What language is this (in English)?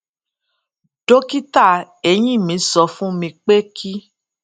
Yoruba